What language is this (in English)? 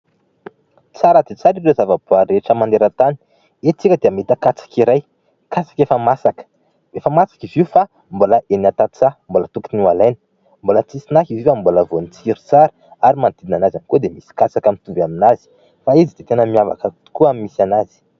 Malagasy